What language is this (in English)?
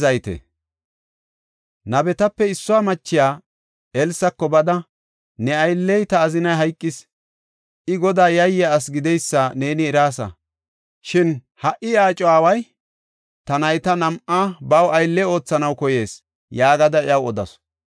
Gofa